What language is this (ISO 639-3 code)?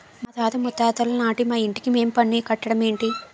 tel